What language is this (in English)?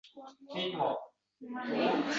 Uzbek